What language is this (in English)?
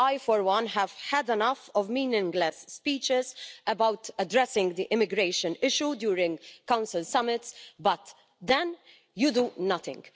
English